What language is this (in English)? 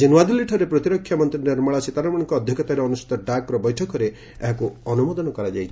Odia